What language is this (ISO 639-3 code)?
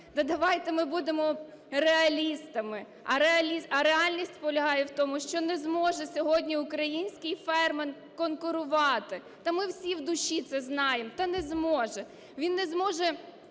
ukr